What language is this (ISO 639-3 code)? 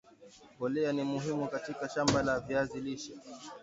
swa